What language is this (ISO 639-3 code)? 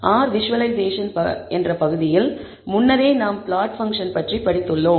tam